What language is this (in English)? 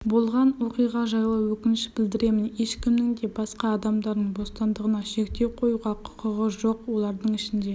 Kazakh